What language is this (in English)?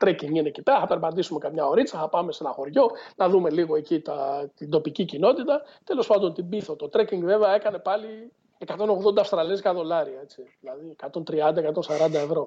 Greek